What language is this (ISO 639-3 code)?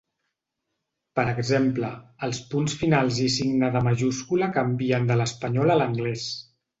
cat